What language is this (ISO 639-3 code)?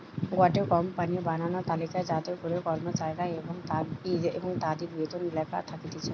ben